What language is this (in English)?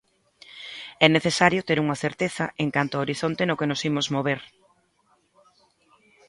Galician